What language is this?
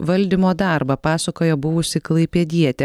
Lithuanian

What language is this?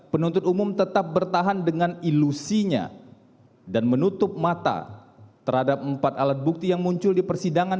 Indonesian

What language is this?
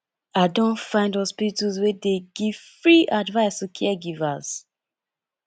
Nigerian Pidgin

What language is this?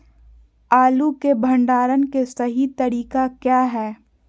Magahi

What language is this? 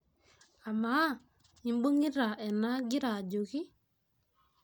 Masai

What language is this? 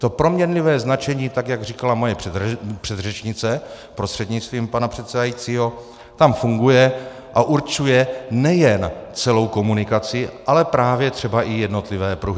Czech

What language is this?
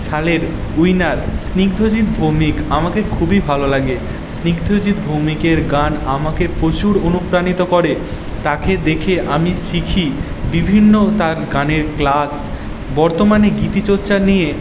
Bangla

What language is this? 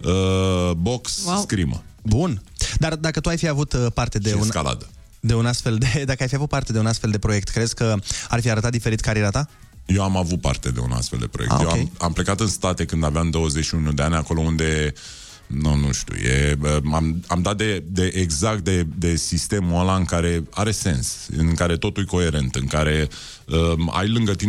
Romanian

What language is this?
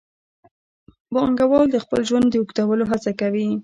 Pashto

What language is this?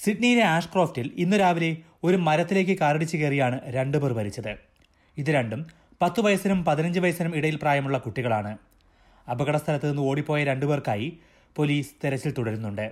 Malayalam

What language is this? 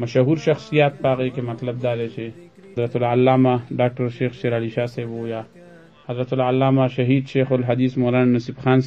Arabic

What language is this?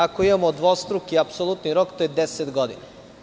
Serbian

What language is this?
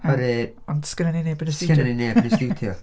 Welsh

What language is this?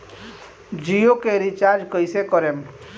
Bhojpuri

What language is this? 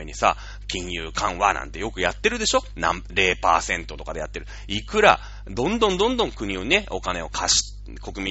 Japanese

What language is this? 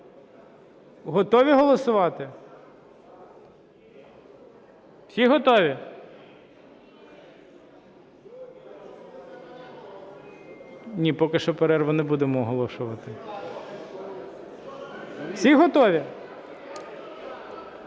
Ukrainian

